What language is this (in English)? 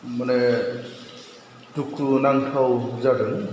Bodo